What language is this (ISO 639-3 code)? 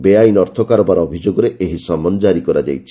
ori